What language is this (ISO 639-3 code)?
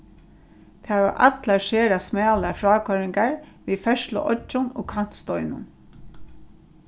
fao